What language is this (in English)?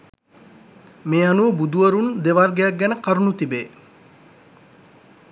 Sinhala